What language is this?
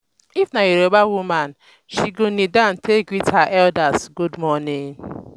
Nigerian Pidgin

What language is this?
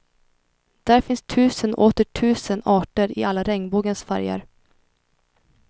Swedish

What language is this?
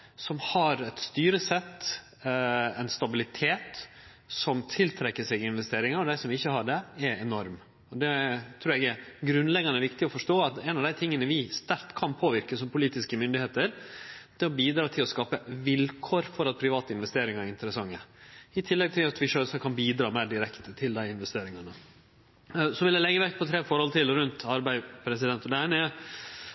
Norwegian Nynorsk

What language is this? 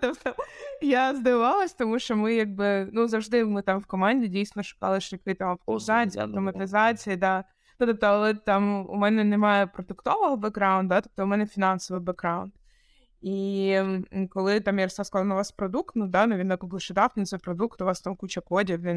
Ukrainian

